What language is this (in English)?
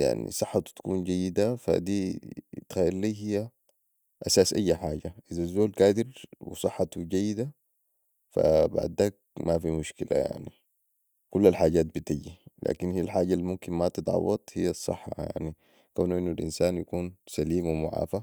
Sudanese Arabic